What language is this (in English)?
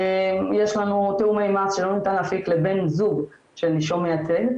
Hebrew